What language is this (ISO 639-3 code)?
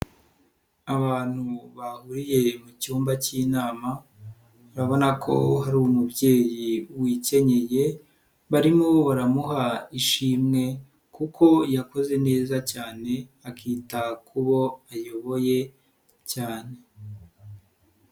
kin